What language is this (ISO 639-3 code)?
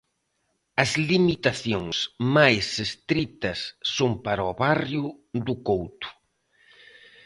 glg